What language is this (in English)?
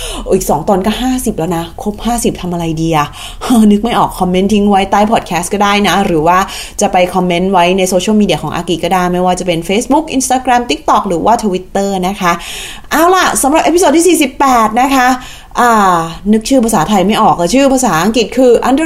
Thai